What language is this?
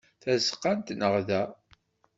Kabyle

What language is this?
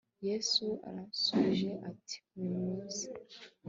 Kinyarwanda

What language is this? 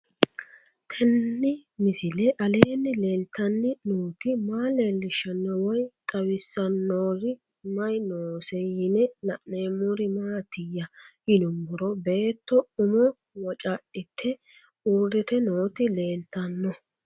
Sidamo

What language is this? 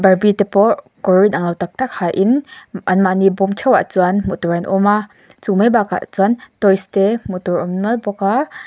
Mizo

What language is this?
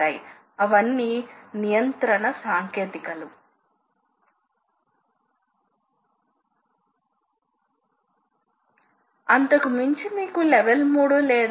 Telugu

